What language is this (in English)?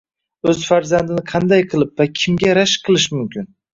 Uzbek